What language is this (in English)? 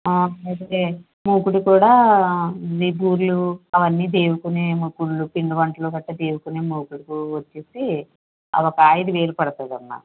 Telugu